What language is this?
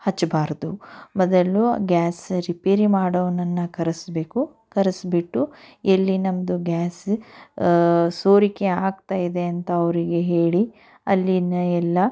Kannada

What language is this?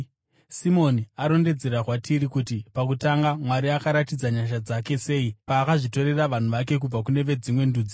Shona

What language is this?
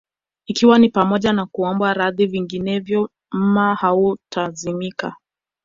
Swahili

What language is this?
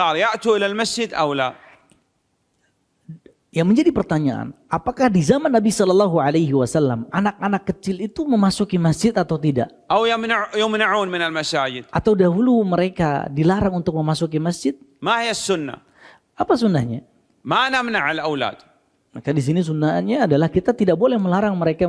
Indonesian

